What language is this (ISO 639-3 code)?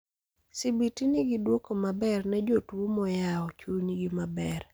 luo